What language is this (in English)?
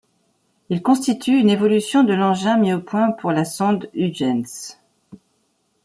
French